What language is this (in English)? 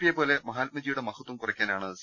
Malayalam